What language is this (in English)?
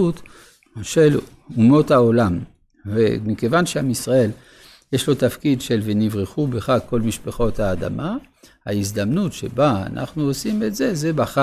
Hebrew